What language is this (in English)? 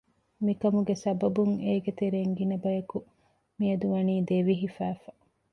Divehi